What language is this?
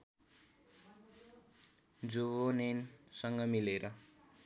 Nepali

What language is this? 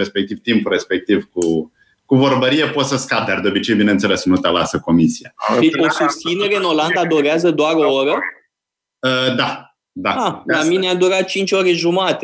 Romanian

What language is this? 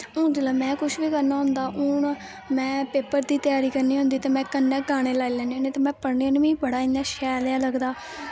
Dogri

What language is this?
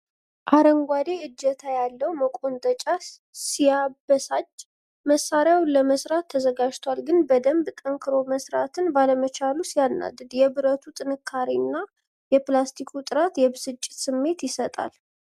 Amharic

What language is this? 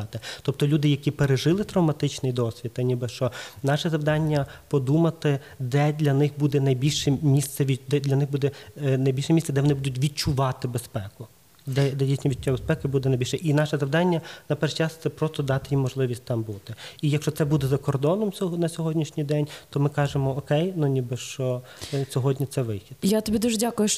Ukrainian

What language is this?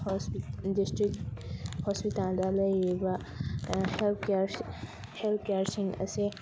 Manipuri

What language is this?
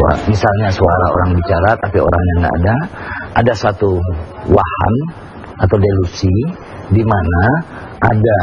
Indonesian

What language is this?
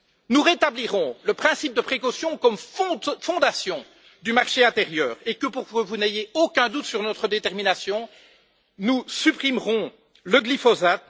French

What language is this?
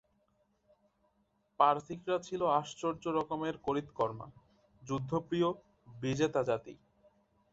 Bangla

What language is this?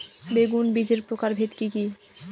Bangla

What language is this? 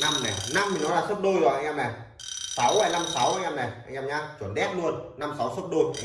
Vietnamese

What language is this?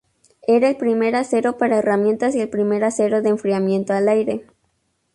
Spanish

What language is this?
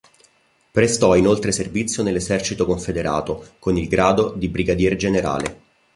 Italian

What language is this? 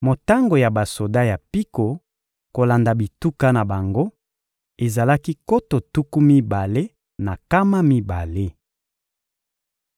Lingala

